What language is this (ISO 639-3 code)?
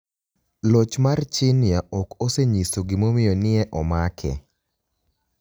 luo